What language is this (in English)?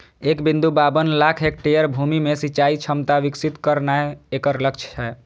Maithili